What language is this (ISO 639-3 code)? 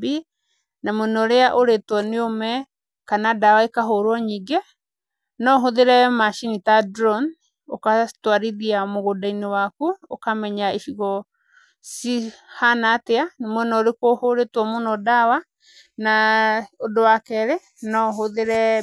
kik